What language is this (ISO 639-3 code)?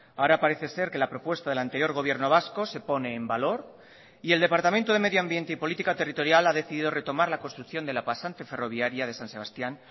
spa